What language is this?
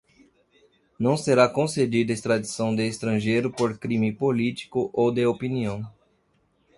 Portuguese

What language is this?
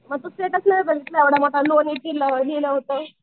Marathi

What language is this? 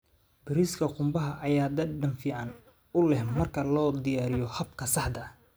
Somali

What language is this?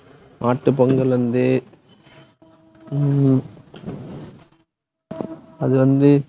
Tamil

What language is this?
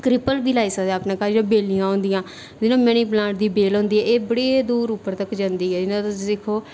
Dogri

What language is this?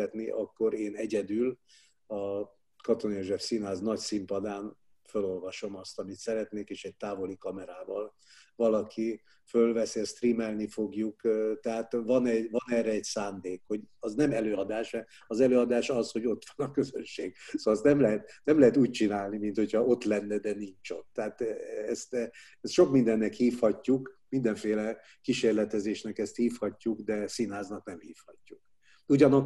Hungarian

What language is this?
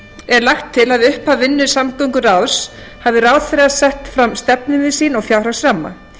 Icelandic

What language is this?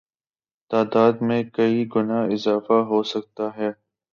Urdu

